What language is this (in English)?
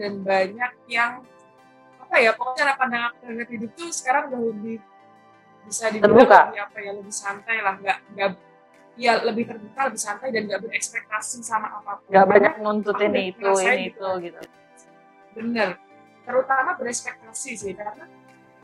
Indonesian